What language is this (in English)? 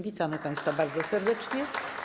Polish